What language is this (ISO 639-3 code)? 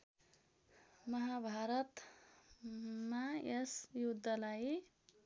nep